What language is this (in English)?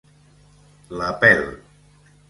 Catalan